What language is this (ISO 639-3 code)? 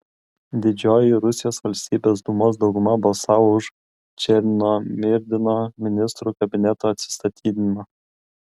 lit